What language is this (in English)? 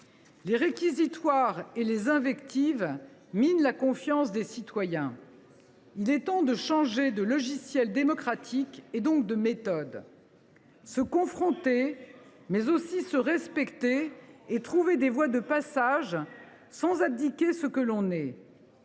French